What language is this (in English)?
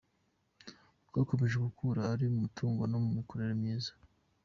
Kinyarwanda